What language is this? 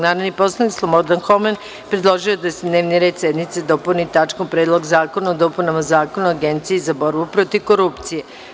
Serbian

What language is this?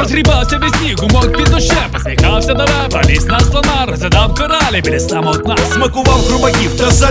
Ukrainian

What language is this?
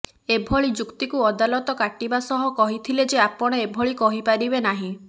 Odia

